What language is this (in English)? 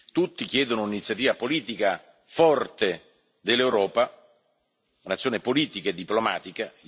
Italian